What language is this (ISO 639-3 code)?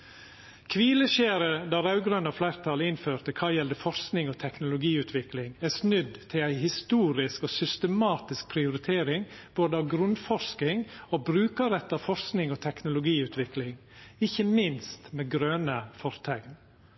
nno